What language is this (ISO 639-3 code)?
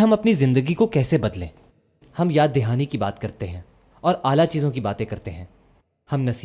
urd